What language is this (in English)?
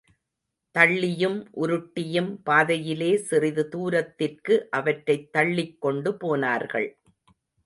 Tamil